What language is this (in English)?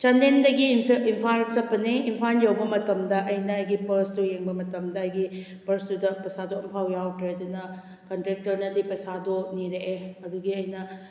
Manipuri